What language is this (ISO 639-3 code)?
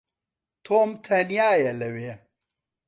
ckb